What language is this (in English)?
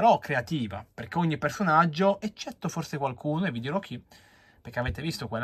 Italian